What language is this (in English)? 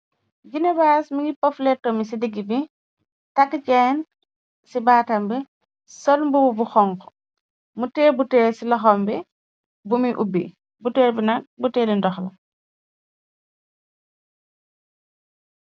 Wolof